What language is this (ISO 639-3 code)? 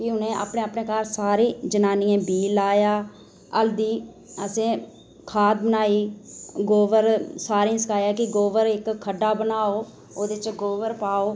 doi